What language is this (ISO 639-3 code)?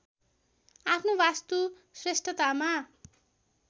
nep